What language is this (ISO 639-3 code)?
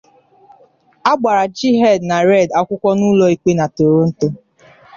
ibo